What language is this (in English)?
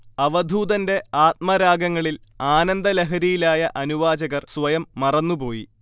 Malayalam